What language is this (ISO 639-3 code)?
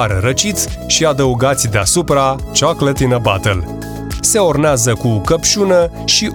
ron